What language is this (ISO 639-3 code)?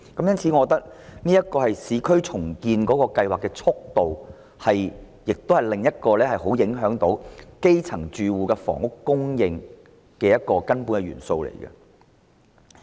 yue